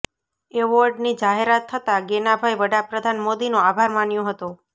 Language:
Gujarati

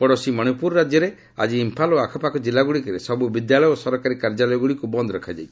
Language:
Odia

